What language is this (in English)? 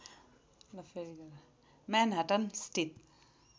Nepali